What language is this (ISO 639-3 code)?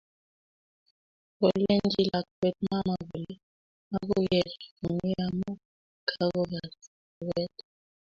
kln